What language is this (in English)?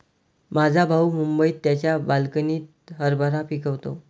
Marathi